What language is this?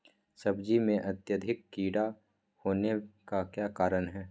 Magahi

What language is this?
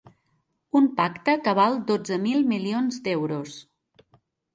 Catalan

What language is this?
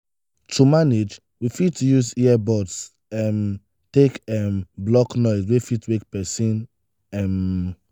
Nigerian Pidgin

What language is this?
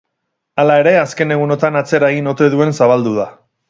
Basque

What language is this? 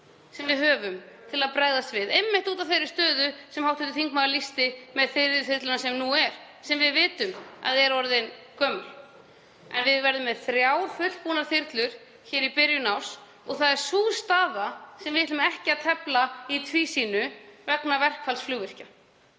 Icelandic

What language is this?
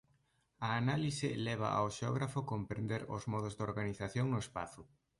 Galician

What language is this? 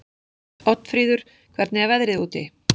Icelandic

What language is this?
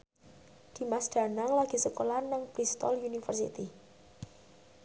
Javanese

